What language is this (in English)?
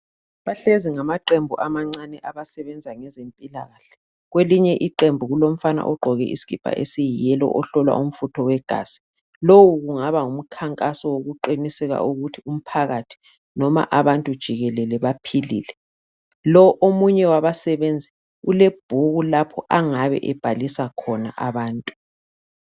North Ndebele